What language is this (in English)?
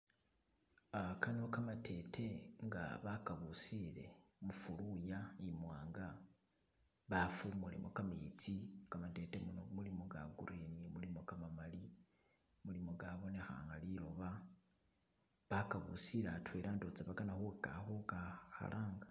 Masaaba